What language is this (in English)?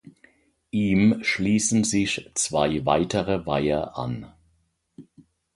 German